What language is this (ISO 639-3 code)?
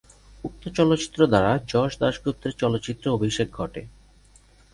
ben